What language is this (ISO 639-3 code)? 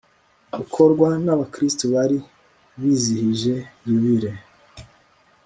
kin